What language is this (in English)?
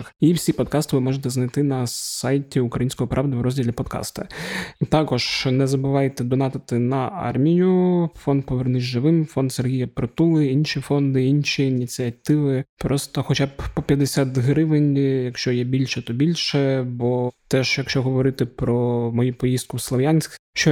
Ukrainian